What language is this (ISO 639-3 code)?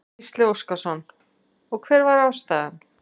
isl